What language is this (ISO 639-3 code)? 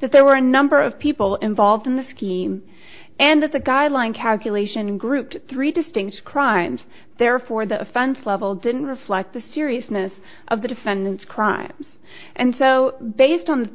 eng